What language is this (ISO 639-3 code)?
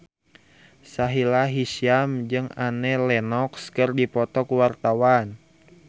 sun